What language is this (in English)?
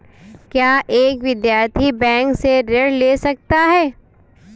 Hindi